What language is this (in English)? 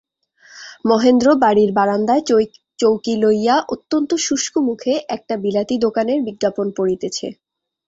Bangla